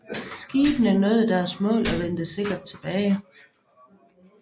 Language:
Danish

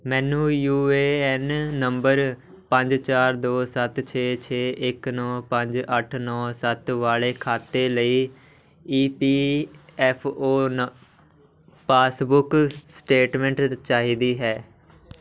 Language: Punjabi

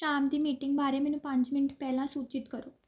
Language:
Punjabi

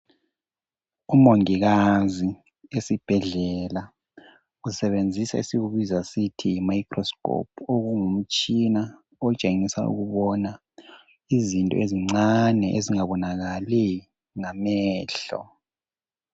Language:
North Ndebele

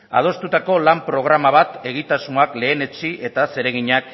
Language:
Basque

